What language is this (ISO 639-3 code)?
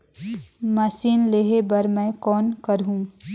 hne